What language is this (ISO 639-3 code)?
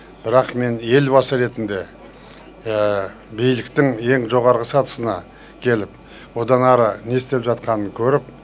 kaz